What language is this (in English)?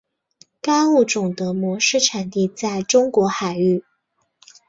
Chinese